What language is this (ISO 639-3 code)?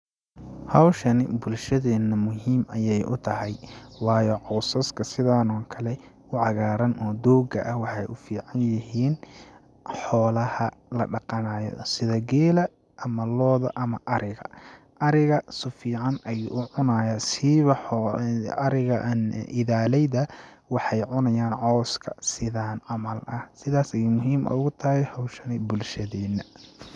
som